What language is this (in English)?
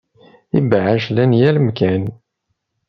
Kabyle